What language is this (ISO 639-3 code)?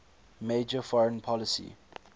eng